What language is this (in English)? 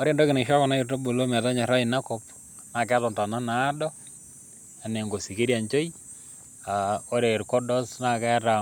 Masai